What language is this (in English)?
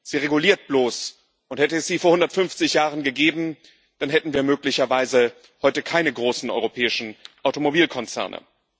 German